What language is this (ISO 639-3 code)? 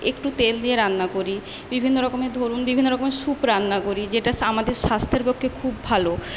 ben